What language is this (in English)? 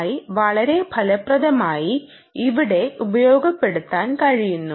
Malayalam